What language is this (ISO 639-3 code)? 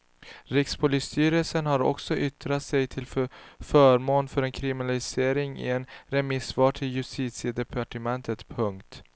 swe